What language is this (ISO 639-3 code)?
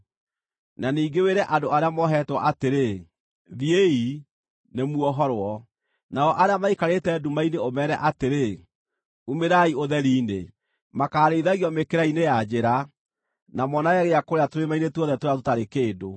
kik